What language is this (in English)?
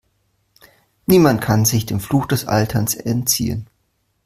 German